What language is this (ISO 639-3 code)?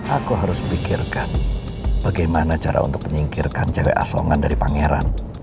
ind